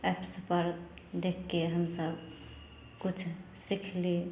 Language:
Maithili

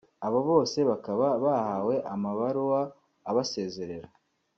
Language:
Kinyarwanda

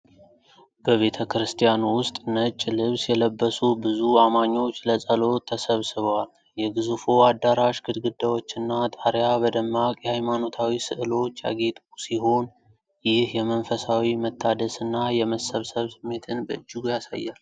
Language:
Amharic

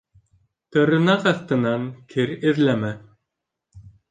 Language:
Bashkir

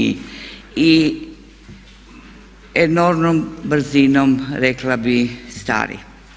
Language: Croatian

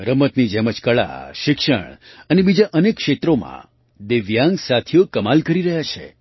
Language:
Gujarati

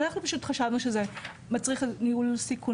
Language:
Hebrew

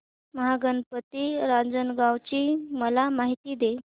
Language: Marathi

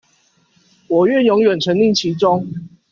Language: Chinese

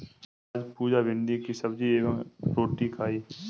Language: Hindi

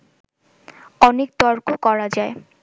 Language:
Bangla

